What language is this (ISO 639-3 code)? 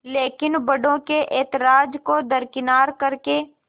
hin